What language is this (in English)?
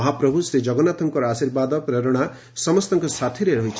Odia